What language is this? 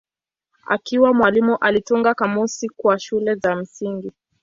Swahili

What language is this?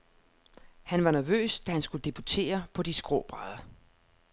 Danish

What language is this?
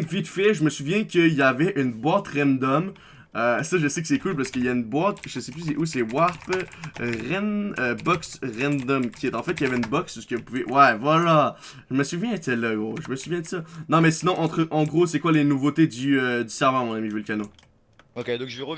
French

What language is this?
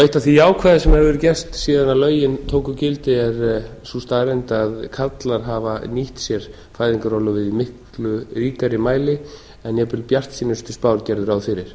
Icelandic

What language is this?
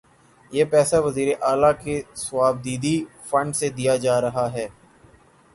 Urdu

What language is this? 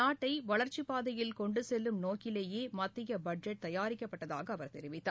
Tamil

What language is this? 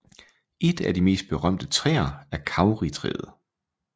Danish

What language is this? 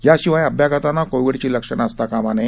Marathi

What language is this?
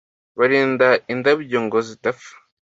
Kinyarwanda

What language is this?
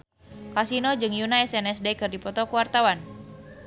Sundanese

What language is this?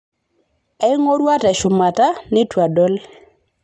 Masai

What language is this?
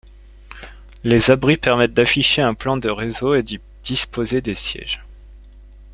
French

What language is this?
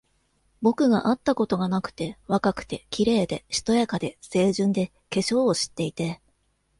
Japanese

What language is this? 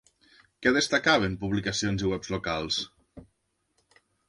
Catalan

